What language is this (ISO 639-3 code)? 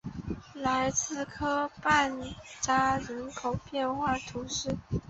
zho